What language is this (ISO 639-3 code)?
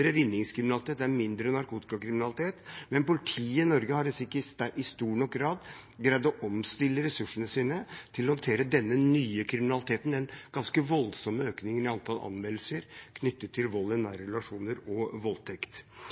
nob